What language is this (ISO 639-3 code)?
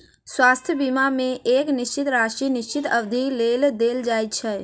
mai